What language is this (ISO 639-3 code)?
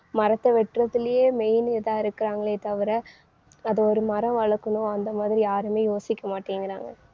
tam